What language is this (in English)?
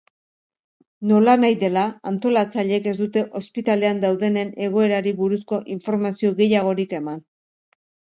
Basque